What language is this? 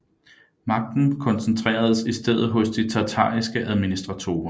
Danish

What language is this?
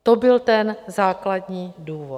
Czech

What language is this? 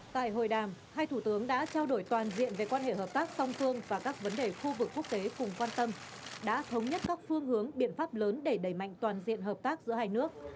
Vietnamese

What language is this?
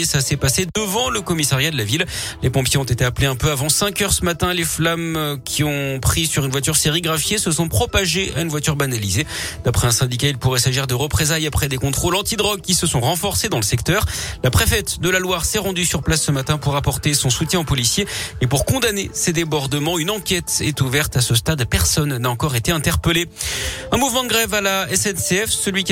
French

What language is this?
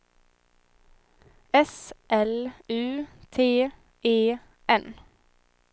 Swedish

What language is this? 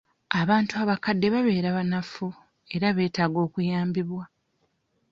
Ganda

